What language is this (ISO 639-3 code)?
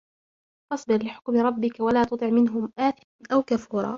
ara